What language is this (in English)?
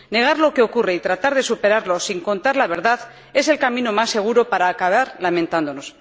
Spanish